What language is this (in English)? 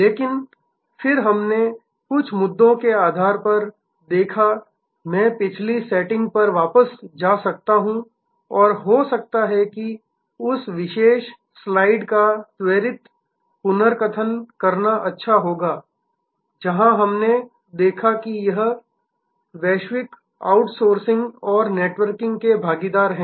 Hindi